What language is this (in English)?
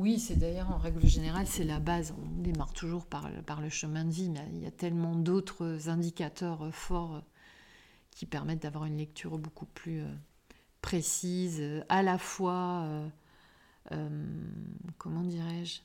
French